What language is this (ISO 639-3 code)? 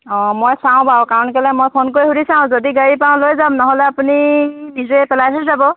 asm